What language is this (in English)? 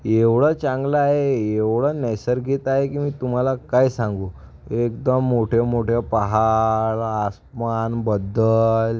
Marathi